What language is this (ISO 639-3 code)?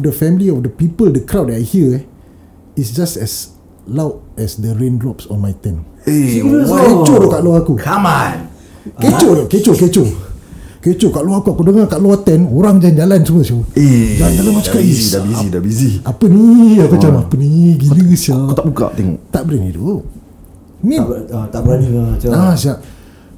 msa